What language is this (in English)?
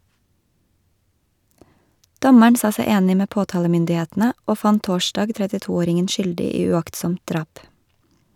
Norwegian